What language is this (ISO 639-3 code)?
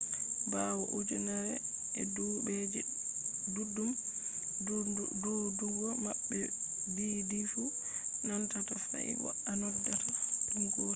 ful